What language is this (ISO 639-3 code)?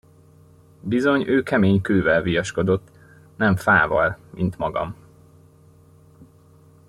hun